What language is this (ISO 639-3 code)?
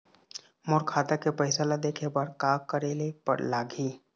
hne